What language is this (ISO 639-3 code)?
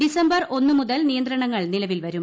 mal